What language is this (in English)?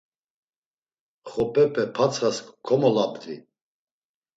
Laz